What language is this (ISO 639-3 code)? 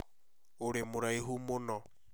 kik